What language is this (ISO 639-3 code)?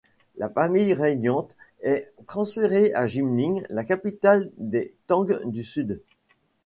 fra